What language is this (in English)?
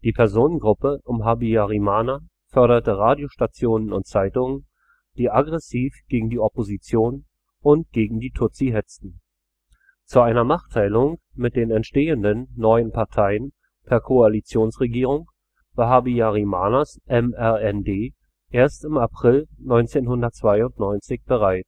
German